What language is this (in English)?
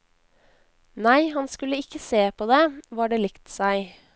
Norwegian